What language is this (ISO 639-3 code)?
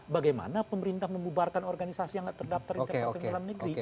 ind